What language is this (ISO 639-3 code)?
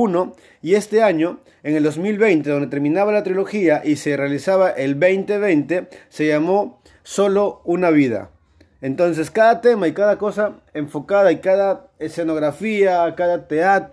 spa